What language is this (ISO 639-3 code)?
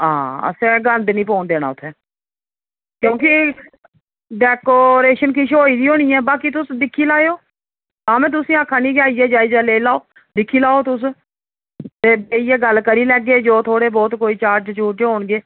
doi